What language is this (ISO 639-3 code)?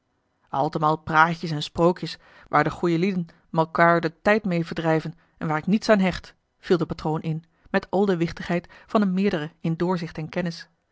nld